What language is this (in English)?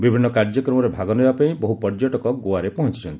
Odia